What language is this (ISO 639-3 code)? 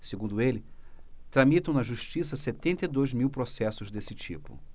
por